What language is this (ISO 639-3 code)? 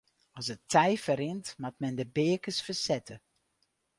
fry